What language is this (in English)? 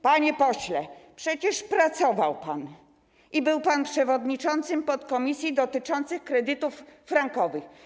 Polish